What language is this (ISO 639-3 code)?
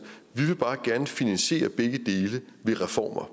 dan